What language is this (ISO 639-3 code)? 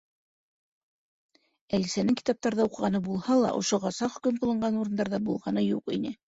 bak